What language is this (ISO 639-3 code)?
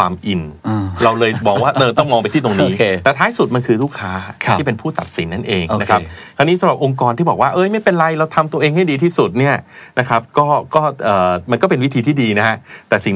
tha